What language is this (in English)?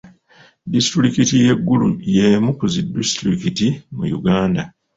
Ganda